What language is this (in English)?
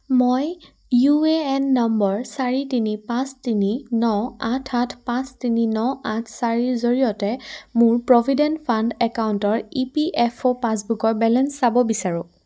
Assamese